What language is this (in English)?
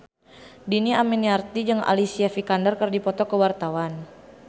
Sundanese